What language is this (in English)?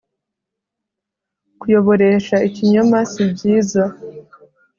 Kinyarwanda